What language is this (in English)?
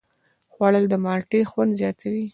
Pashto